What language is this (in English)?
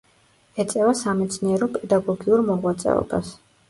Georgian